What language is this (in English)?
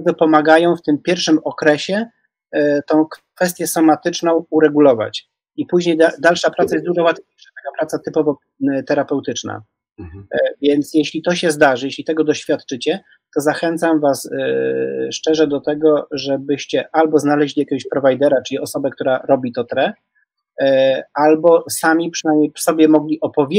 Polish